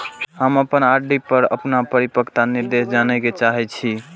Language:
Maithili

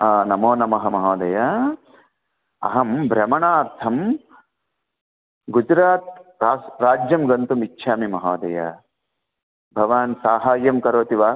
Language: Sanskrit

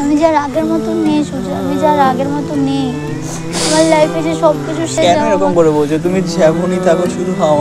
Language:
Bangla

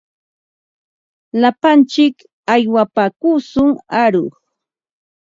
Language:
Ambo-Pasco Quechua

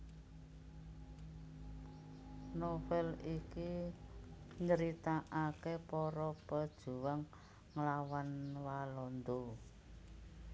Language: Javanese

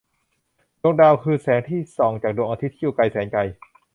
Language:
Thai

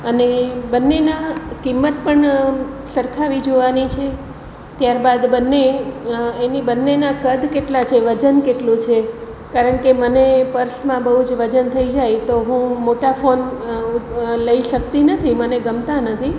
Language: Gujarati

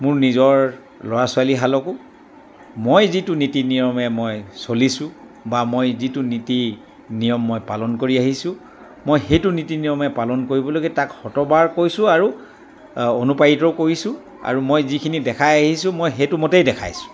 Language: Assamese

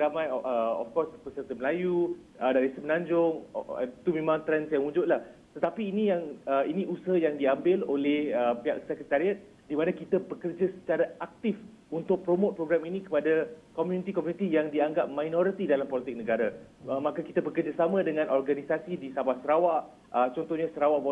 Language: Malay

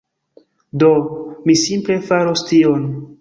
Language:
Esperanto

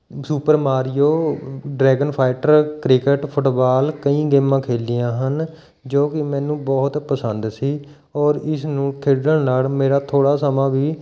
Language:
Punjabi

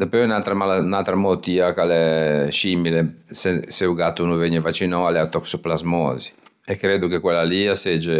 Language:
Ligurian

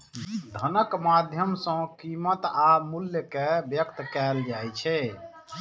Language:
Maithili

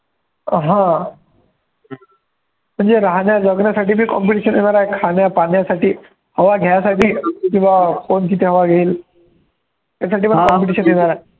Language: Marathi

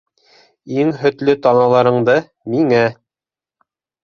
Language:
Bashkir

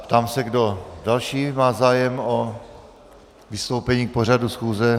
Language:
Czech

